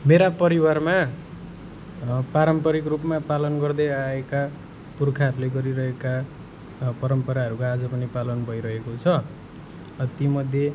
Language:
Nepali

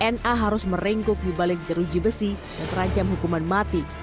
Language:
Indonesian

